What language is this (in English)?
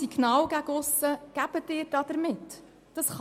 Swiss German